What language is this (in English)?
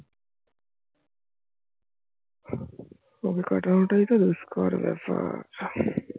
Bangla